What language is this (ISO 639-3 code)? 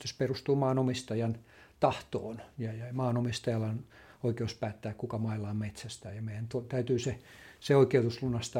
fin